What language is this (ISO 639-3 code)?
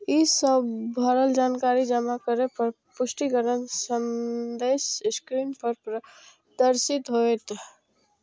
mai